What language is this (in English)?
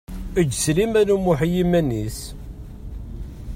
Kabyle